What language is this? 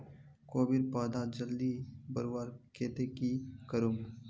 Magahi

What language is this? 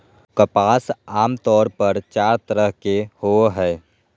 Magahi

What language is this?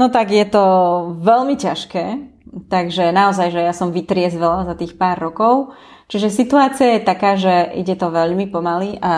Slovak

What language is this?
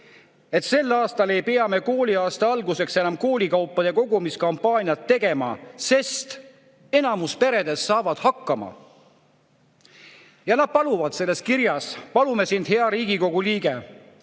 Estonian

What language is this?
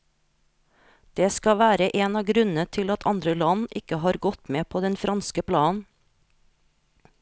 Norwegian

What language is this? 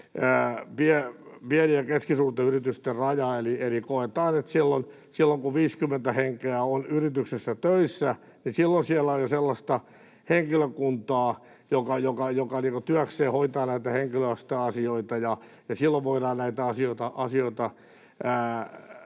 Finnish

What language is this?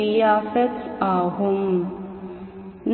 Tamil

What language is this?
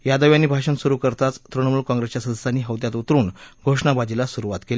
Marathi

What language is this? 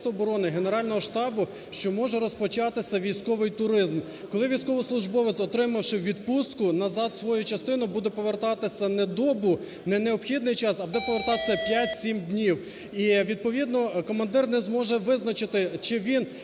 Ukrainian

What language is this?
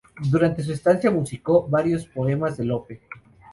Spanish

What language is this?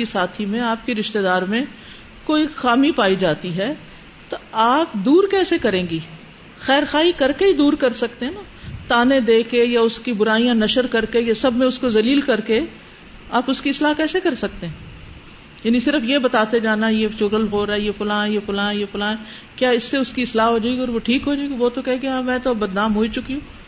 Urdu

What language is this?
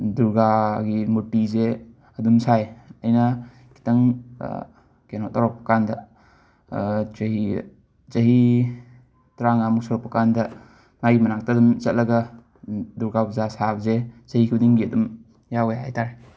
Manipuri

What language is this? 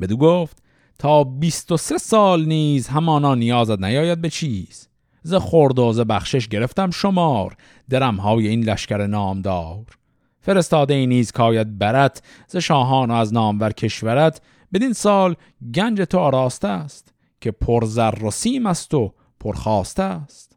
Persian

